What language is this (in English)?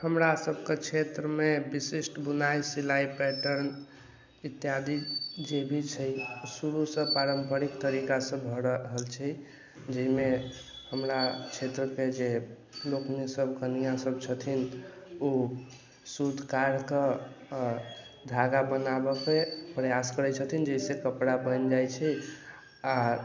Maithili